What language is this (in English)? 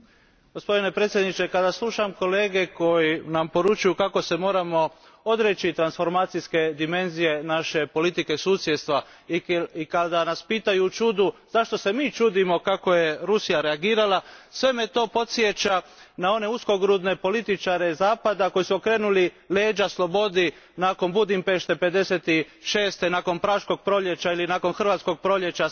Croatian